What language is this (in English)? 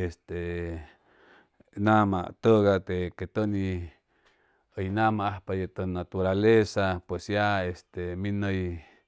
Chimalapa Zoque